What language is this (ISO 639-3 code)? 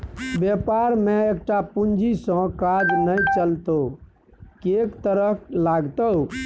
mai